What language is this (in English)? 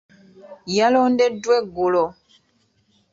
Ganda